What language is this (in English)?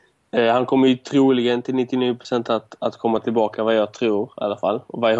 Swedish